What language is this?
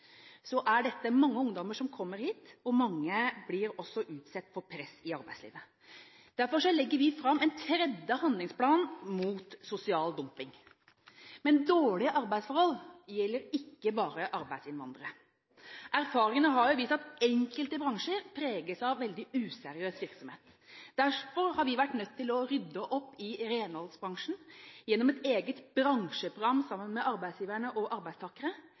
Norwegian Bokmål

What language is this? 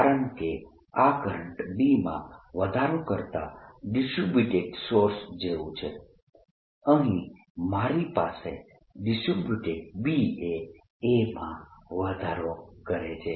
Gujarati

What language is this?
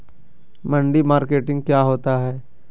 Magahi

